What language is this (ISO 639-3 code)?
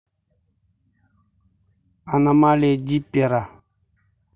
rus